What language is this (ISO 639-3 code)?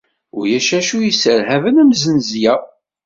kab